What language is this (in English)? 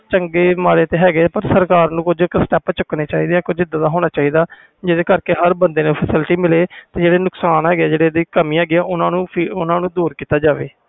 Punjabi